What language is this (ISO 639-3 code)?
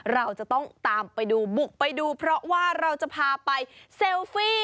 tha